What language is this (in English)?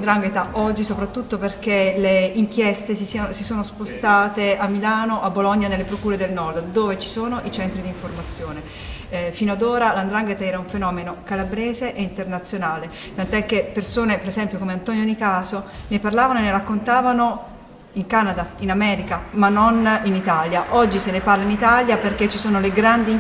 Italian